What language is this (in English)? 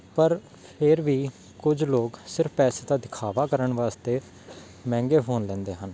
Punjabi